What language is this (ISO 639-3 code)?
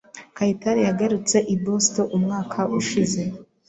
kin